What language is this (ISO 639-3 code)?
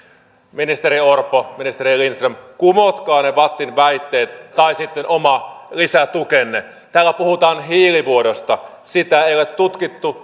fin